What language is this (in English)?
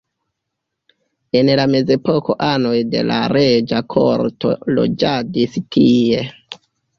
Esperanto